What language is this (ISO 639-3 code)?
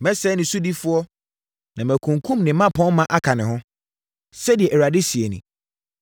aka